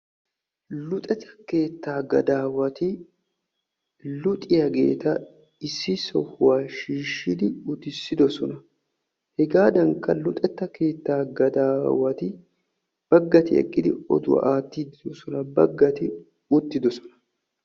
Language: Wolaytta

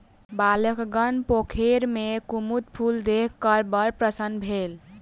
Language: Maithili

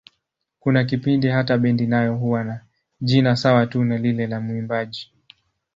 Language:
Swahili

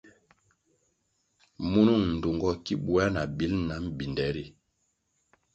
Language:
Kwasio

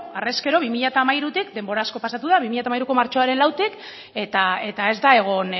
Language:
Basque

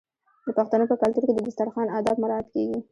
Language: Pashto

